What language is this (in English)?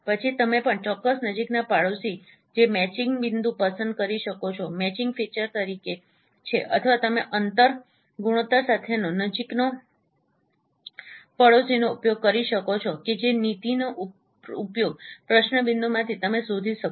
Gujarati